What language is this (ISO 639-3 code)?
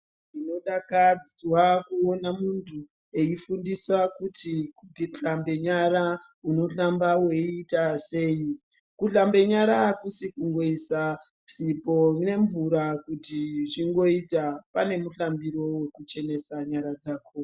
ndc